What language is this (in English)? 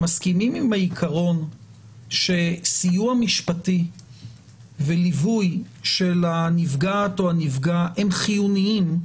Hebrew